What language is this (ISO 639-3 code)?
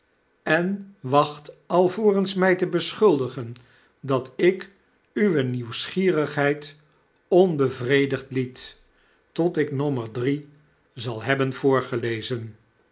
nld